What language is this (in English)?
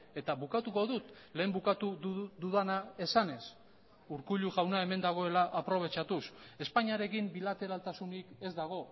Basque